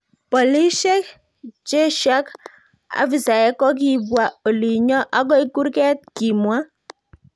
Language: Kalenjin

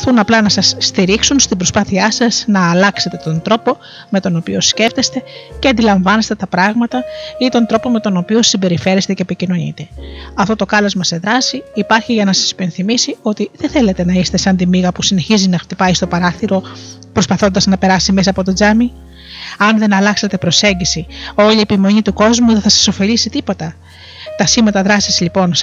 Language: Greek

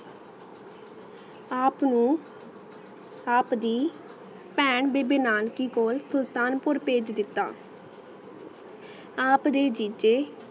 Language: Punjabi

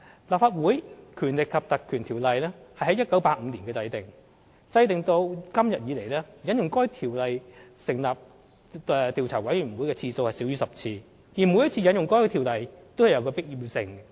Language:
Cantonese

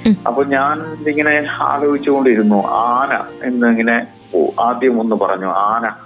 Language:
Malayalam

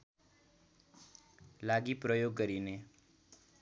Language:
Nepali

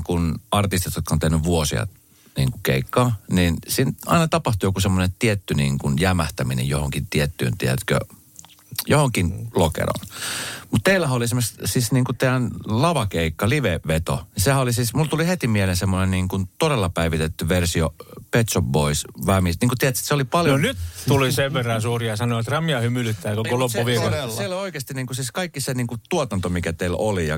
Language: Finnish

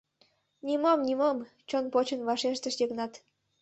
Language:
Mari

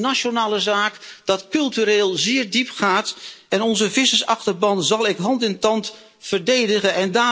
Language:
Dutch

